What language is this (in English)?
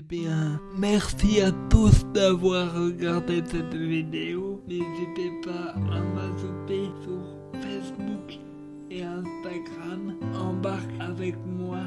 French